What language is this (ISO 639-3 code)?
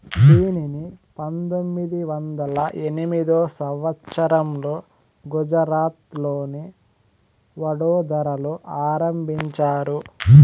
tel